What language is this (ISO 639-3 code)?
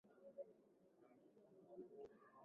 swa